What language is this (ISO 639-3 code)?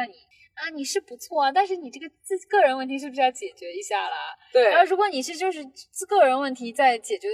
zho